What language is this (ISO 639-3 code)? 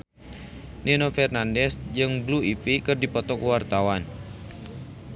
sun